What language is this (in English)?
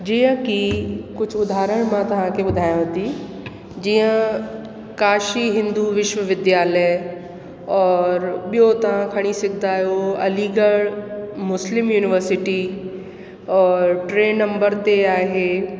Sindhi